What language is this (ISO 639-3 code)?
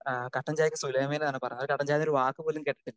mal